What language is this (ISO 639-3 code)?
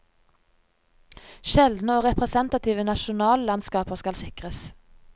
nor